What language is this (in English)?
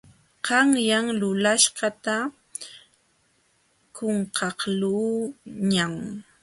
Jauja Wanca Quechua